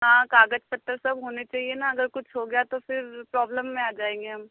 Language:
Hindi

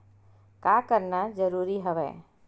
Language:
Chhattisgarhi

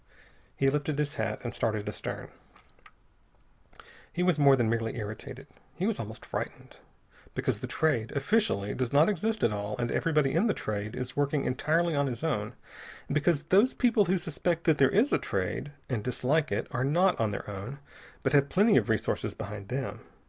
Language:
English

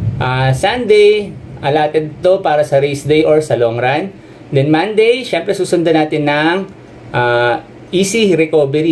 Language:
Filipino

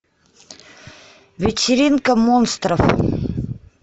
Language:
Russian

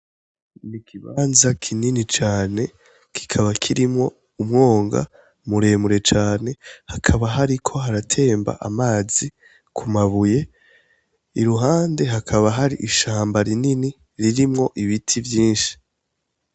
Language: Rundi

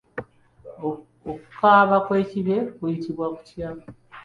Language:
Ganda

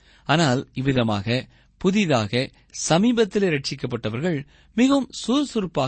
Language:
Tamil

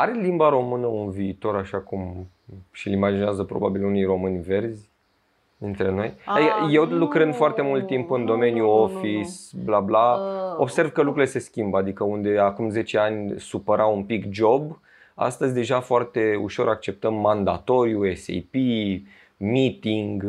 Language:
Romanian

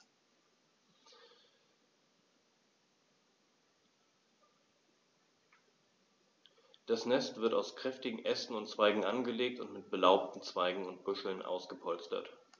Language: German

